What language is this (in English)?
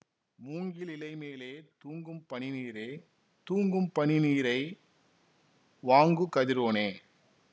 Tamil